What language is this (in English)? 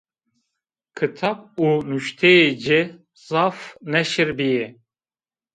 Zaza